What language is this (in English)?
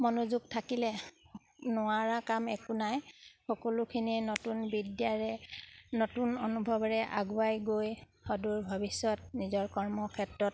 Assamese